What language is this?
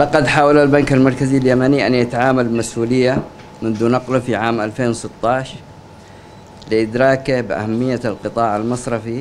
Arabic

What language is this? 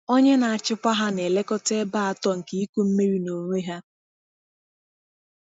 Igbo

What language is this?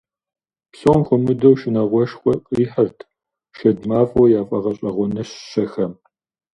Kabardian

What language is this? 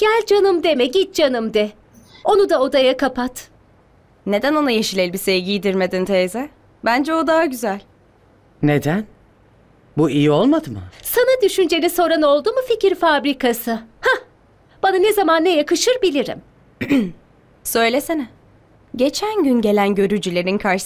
Turkish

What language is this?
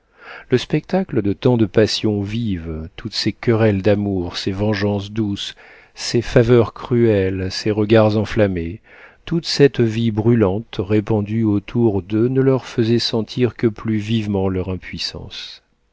French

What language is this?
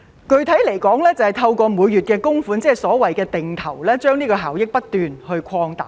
Cantonese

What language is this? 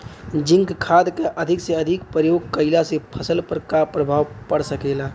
Bhojpuri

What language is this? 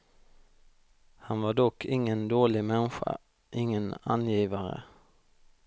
Swedish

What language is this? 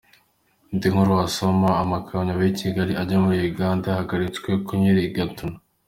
Kinyarwanda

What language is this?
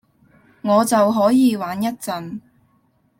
Cantonese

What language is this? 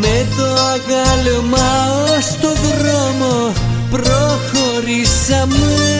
Greek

